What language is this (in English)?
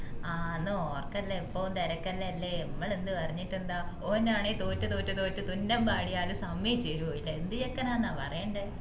Malayalam